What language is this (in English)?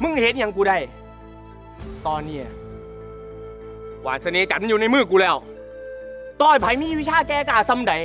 Thai